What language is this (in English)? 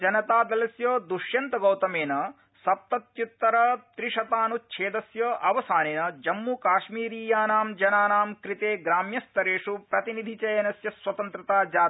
Sanskrit